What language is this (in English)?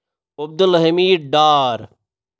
Kashmiri